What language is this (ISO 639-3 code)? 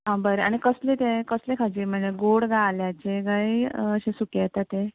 kok